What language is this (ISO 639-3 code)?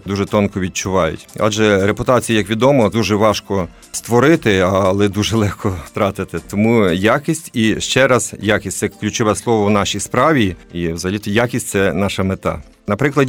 ukr